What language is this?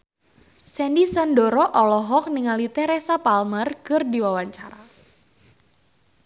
Sundanese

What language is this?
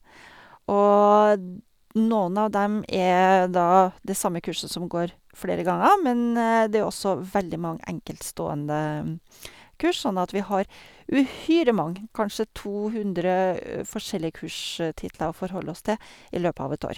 Norwegian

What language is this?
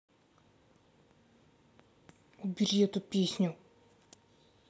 Russian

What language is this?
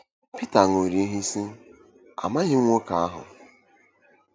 Igbo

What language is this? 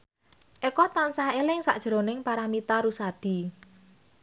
Javanese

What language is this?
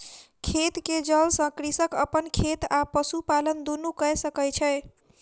Maithili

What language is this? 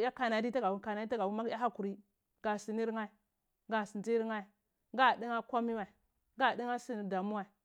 Cibak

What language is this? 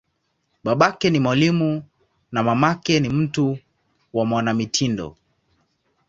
Swahili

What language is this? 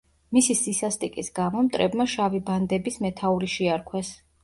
Georgian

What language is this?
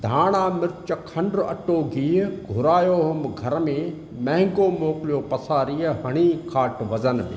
Sindhi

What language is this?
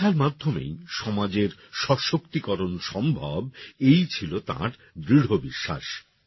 Bangla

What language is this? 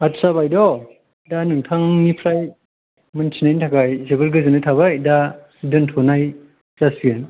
Bodo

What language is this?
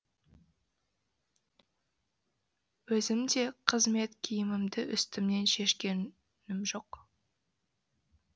Kazakh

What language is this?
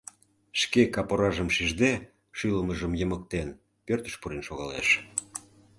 Mari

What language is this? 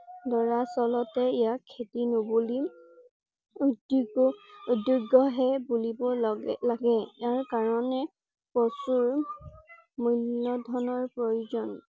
Assamese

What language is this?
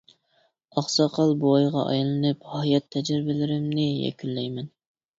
Uyghur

